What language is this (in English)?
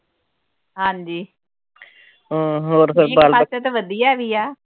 Punjabi